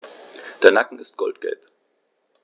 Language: German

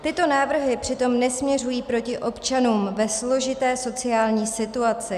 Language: Czech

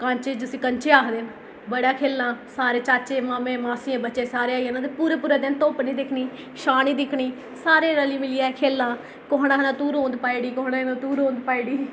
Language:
Dogri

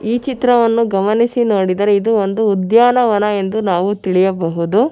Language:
Kannada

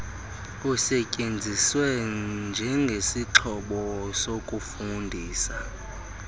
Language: Xhosa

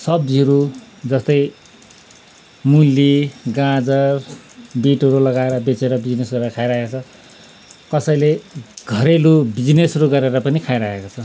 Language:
Nepali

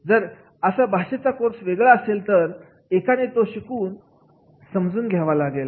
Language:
Marathi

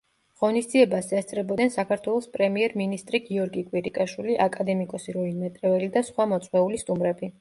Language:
Georgian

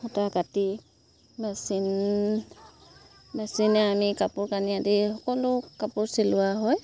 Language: Assamese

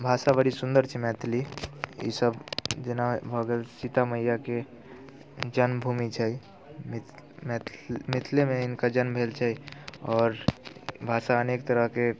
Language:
Maithili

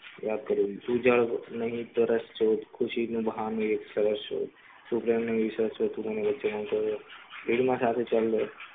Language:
Gujarati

